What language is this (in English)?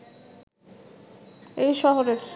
Bangla